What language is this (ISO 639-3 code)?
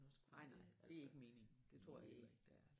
dan